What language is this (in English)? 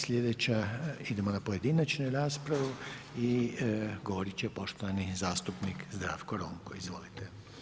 Croatian